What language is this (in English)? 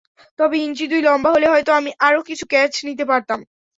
Bangla